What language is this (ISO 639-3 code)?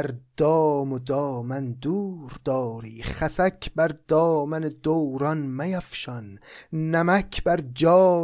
fas